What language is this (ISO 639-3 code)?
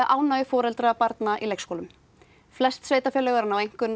isl